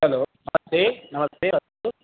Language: Sanskrit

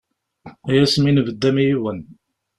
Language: Kabyle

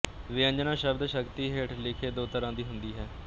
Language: Punjabi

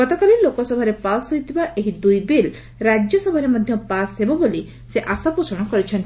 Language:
Odia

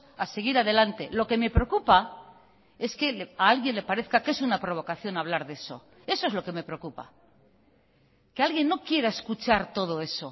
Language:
Spanish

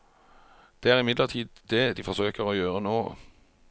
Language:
Norwegian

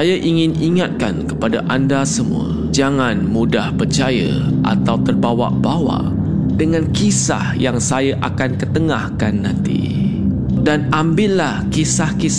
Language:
Malay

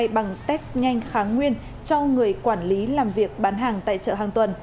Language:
Vietnamese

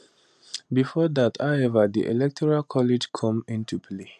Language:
Nigerian Pidgin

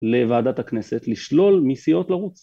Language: Hebrew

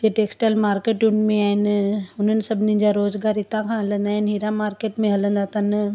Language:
Sindhi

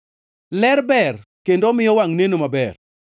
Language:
Luo (Kenya and Tanzania)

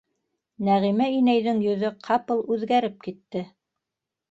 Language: Bashkir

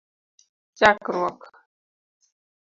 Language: Luo (Kenya and Tanzania)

